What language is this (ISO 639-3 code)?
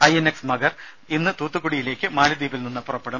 mal